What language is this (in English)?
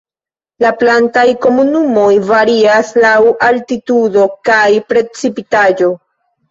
Esperanto